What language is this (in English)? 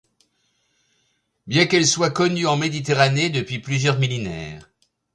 French